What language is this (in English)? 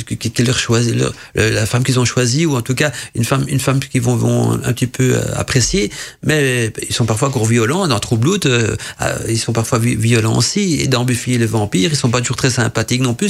French